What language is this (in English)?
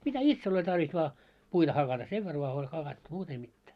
Finnish